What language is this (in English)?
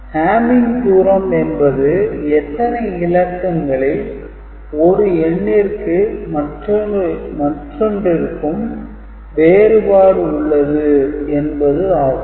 Tamil